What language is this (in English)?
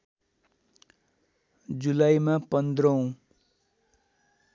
Nepali